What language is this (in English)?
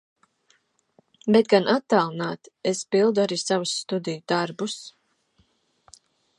Latvian